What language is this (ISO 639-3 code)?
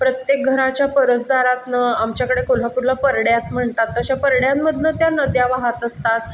mar